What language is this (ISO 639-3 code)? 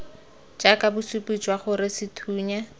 tsn